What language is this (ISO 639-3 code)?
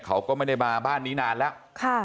tha